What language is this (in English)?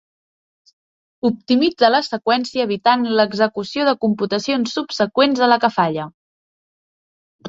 Catalan